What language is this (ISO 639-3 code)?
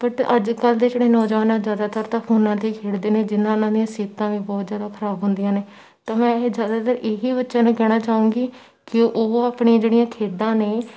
pan